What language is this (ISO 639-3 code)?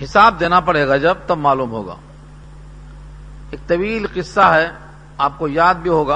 urd